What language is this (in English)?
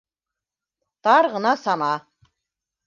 Bashkir